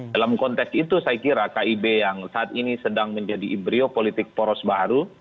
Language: Indonesian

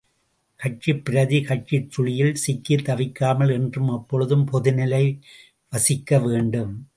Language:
Tamil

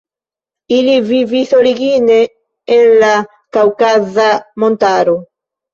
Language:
Esperanto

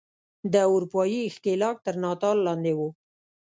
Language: Pashto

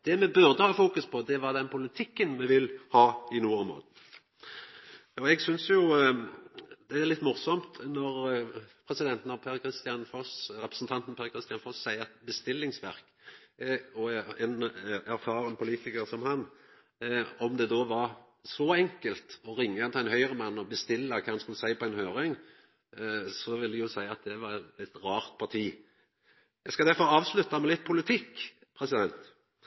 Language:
Norwegian Nynorsk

